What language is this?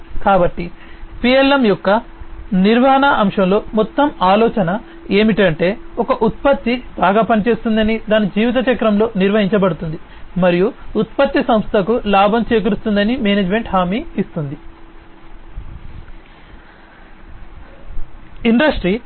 Telugu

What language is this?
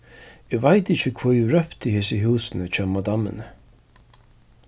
Faroese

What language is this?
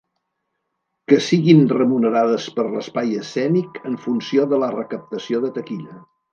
Catalan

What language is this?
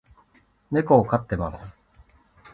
Japanese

